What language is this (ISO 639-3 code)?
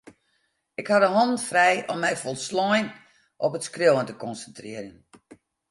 fry